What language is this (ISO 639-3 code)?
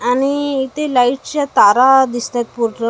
mar